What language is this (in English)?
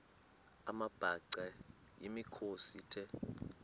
Xhosa